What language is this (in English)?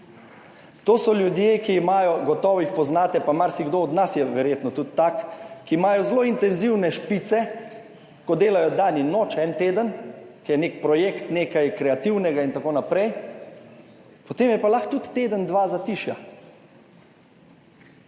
Slovenian